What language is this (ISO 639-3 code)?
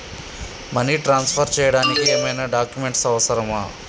tel